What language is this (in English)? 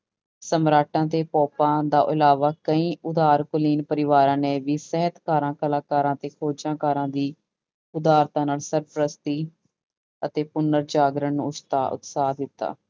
Punjabi